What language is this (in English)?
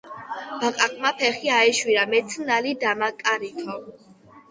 Georgian